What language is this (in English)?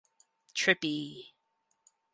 English